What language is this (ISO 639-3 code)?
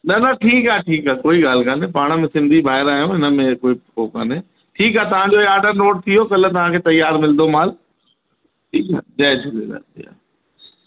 snd